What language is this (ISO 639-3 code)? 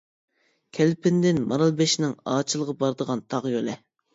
uig